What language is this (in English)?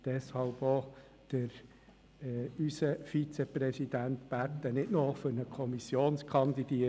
Swiss German